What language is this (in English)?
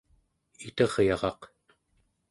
Central Yupik